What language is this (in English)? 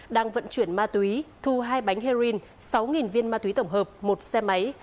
Vietnamese